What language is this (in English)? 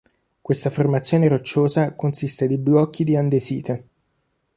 Italian